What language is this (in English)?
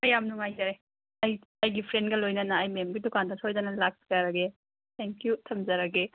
Manipuri